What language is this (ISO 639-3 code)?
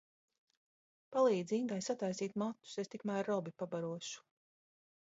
lav